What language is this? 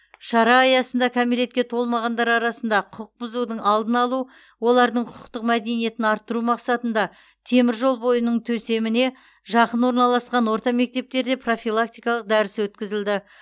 Kazakh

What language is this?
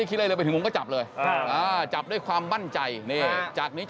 Thai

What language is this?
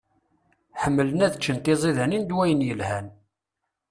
Kabyle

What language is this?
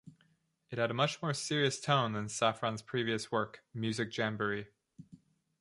English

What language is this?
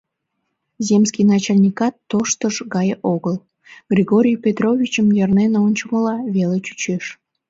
Mari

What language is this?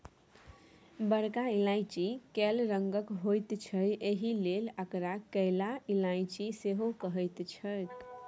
Maithili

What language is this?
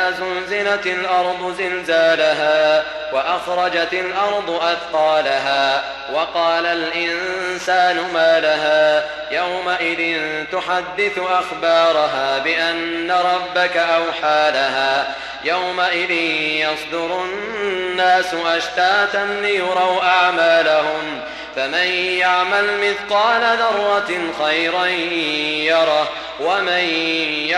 Arabic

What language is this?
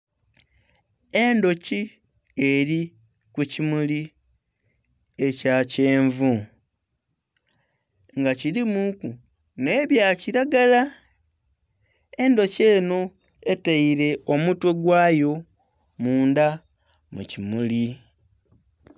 Soga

